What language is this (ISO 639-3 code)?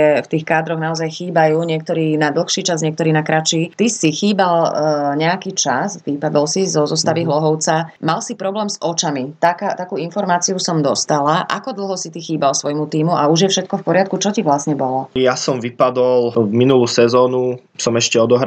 slk